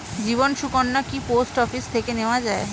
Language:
Bangla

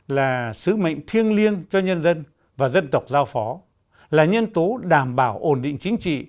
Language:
Vietnamese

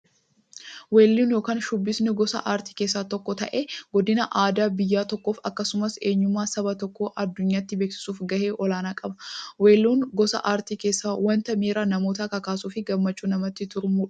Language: Oromo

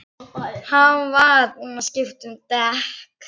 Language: Icelandic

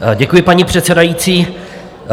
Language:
Czech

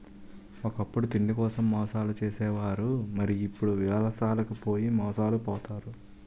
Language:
Telugu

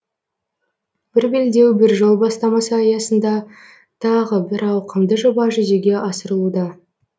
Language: Kazakh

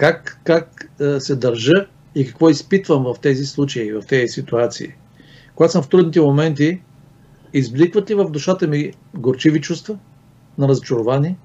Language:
Bulgarian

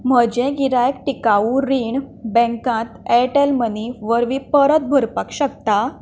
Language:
Konkani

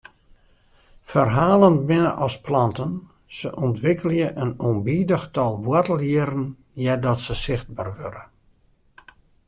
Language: Western Frisian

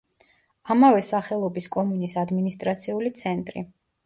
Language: Georgian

